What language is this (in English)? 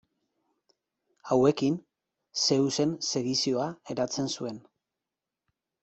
Basque